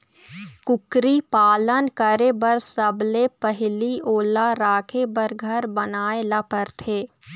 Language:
Chhattisgarhi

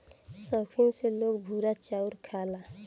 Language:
Bhojpuri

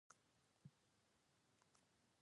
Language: Pashto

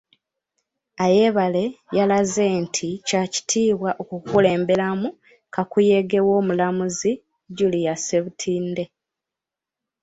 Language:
Ganda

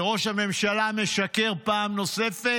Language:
Hebrew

